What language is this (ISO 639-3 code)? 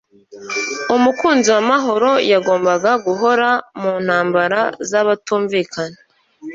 kin